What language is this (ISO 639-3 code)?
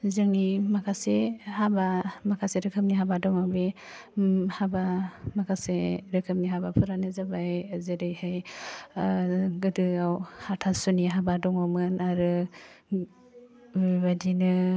brx